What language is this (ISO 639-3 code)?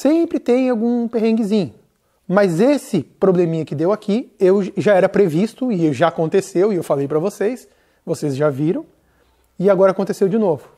por